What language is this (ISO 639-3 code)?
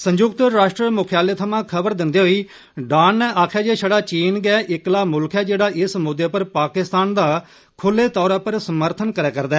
doi